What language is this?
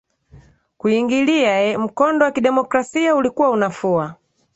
Swahili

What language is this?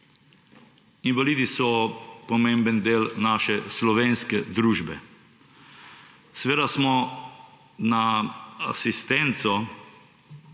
Slovenian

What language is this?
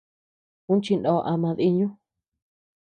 Tepeuxila Cuicatec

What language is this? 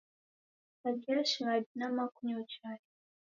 Taita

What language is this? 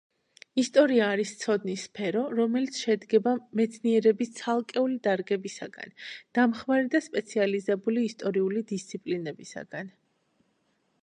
Georgian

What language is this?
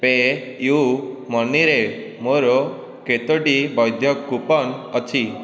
Odia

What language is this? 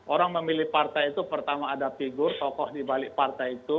Indonesian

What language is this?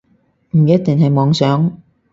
Cantonese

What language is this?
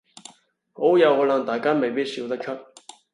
Cantonese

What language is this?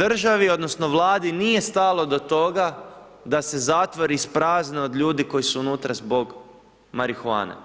Croatian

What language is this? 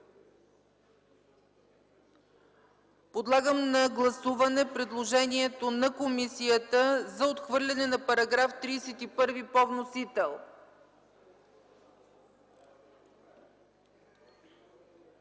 Bulgarian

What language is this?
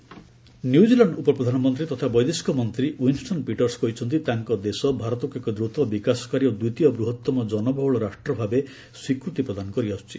Odia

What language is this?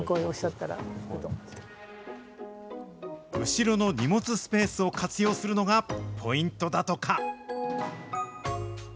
Japanese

